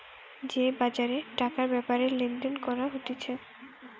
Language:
Bangla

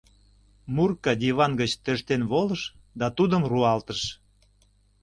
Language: Mari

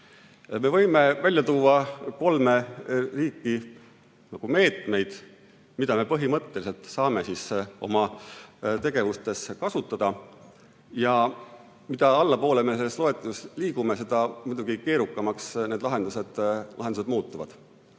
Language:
Estonian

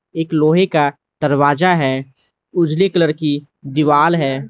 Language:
Hindi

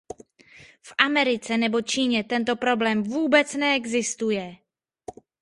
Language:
Czech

